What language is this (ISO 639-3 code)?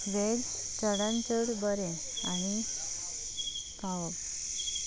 kok